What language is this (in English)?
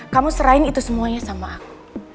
Indonesian